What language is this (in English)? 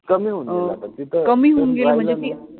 Marathi